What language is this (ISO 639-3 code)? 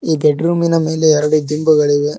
kan